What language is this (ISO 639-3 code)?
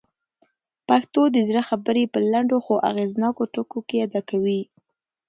pus